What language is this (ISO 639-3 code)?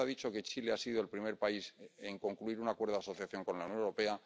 spa